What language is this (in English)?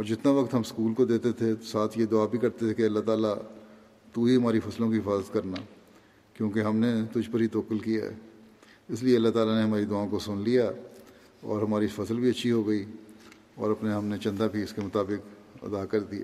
Urdu